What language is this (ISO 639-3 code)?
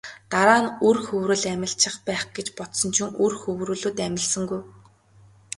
mon